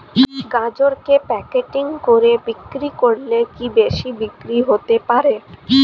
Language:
Bangla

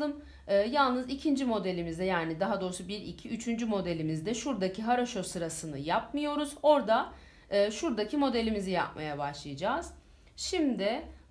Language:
Turkish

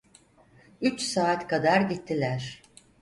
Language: Turkish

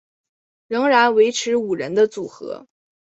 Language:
Chinese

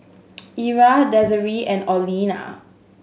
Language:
English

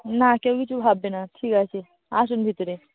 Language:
Bangla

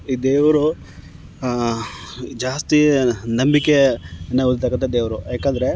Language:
Kannada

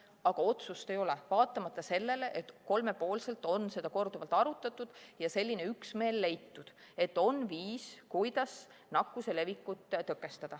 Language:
Estonian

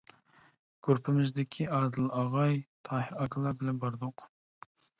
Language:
Uyghur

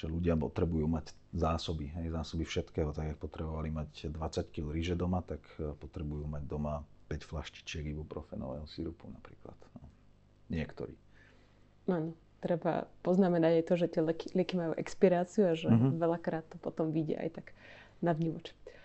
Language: Slovak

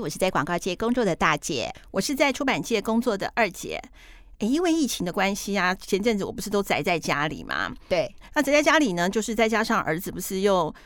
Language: Chinese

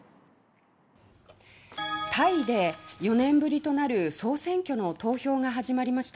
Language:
Japanese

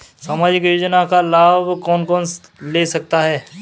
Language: Hindi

